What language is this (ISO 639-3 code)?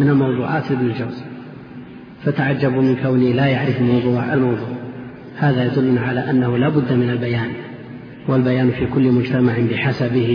ara